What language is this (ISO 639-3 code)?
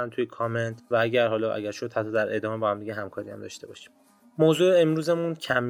fas